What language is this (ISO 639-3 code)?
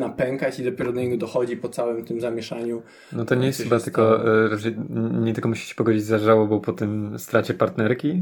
pol